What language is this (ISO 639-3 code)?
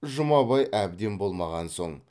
kaz